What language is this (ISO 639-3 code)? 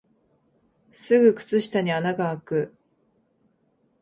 jpn